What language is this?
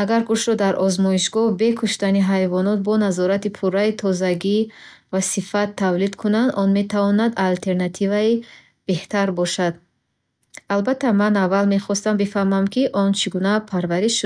Bukharic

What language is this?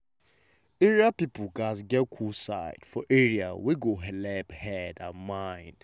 Nigerian Pidgin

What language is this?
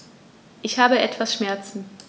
German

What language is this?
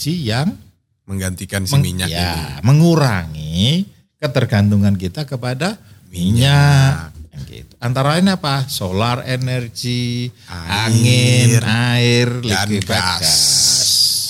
Indonesian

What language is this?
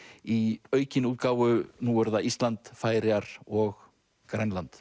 Icelandic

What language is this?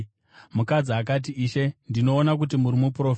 Shona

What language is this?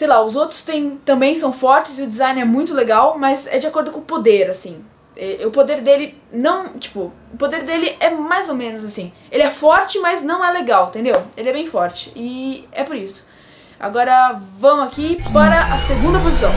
Portuguese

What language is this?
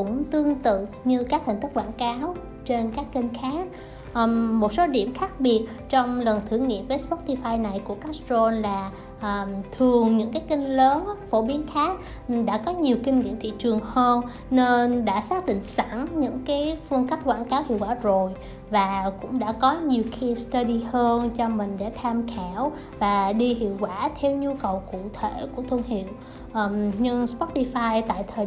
Vietnamese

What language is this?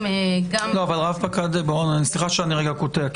Hebrew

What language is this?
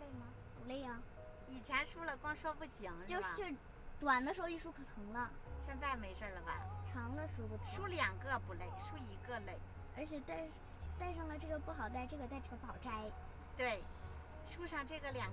Chinese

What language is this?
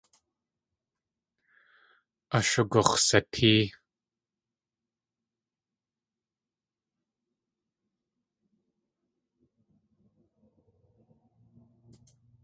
Tlingit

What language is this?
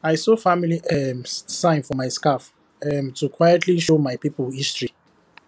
Nigerian Pidgin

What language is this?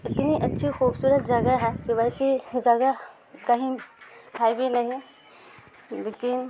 Urdu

